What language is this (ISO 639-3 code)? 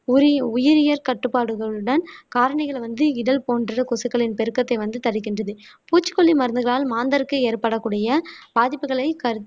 tam